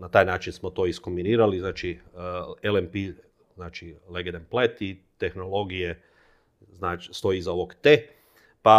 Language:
Croatian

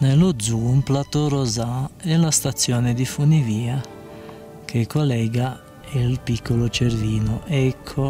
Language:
Italian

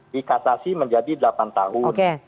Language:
Indonesian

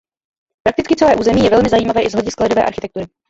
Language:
Czech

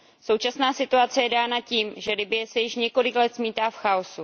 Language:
Czech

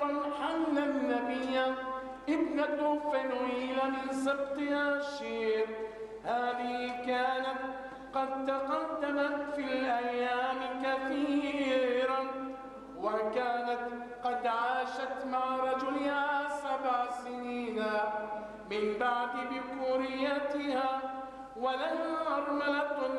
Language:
Arabic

